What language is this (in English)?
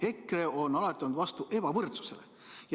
Estonian